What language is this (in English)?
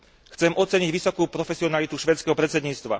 Slovak